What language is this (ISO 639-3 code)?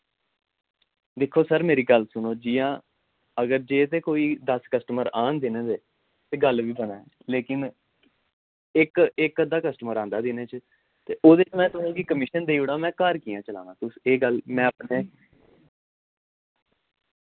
doi